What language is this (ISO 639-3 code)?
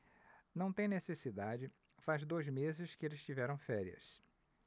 por